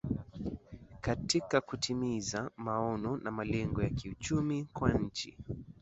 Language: Swahili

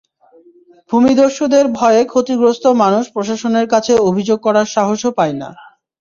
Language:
Bangla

